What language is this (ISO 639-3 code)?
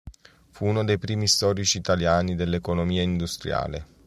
ita